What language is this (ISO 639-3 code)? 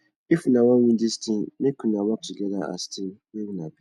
pcm